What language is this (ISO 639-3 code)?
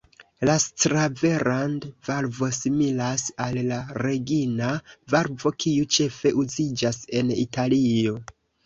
epo